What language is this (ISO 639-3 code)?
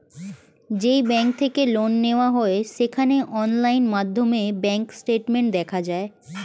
ben